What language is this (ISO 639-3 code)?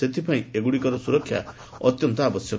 ori